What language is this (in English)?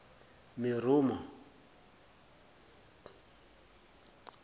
Zulu